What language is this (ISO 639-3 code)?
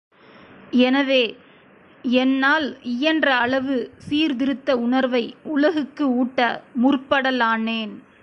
tam